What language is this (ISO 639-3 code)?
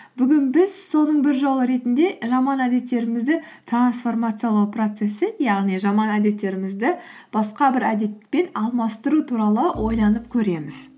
kaz